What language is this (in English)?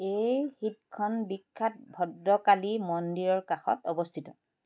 Assamese